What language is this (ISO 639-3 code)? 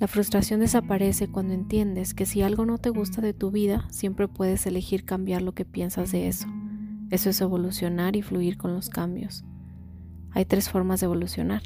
spa